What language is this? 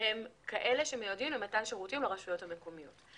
Hebrew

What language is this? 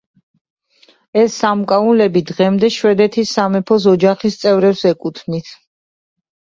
Georgian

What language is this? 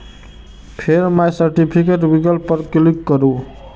Maithili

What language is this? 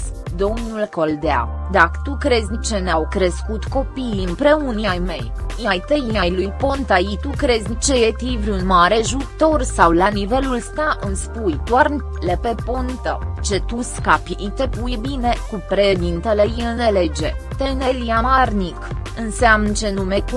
Romanian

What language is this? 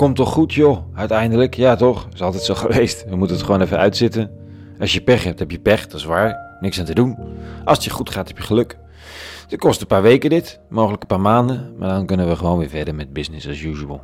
Dutch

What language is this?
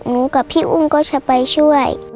Thai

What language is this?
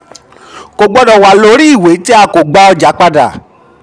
Yoruba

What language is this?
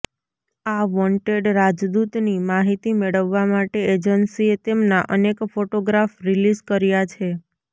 Gujarati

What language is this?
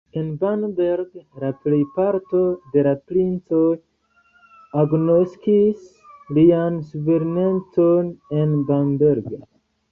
Esperanto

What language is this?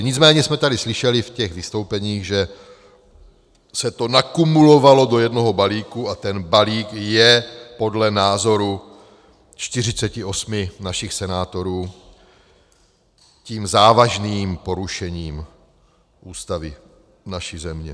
Czech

